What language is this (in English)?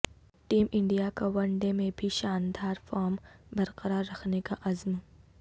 Urdu